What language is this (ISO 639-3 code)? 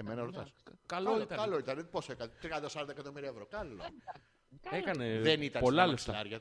ell